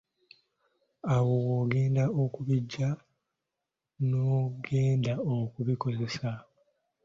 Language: Ganda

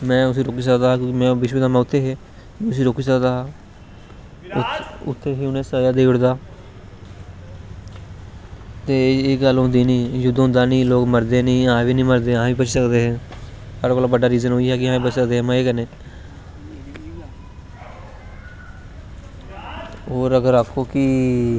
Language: Dogri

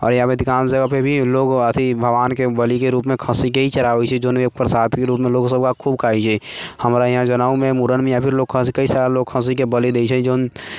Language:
Maithili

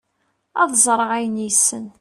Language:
Kabyle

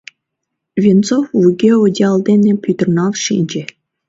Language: Mari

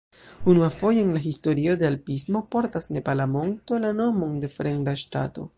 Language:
Esperanto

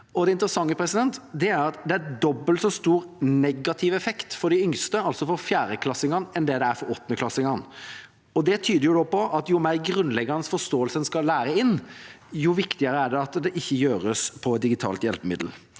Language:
Norwegian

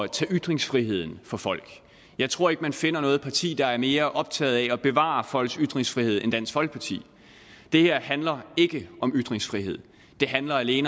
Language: Danish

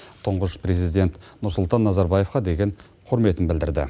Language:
Kazakh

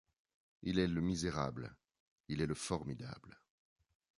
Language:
French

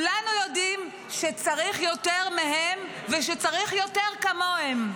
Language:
Hebrew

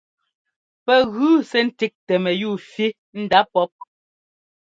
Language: Ngomba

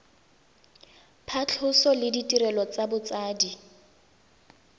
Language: Tswana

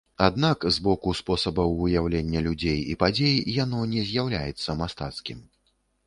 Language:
Belarusian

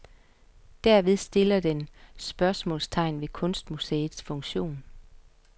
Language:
Danish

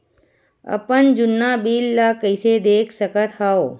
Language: Chhattisgarhi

